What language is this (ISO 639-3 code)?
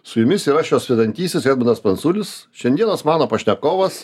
lit